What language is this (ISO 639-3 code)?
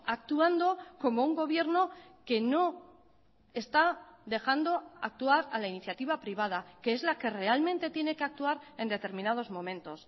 spa